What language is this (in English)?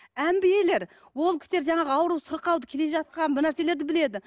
Kazakh